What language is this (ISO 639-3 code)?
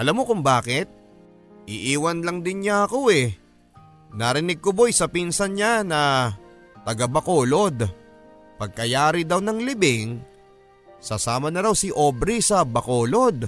fil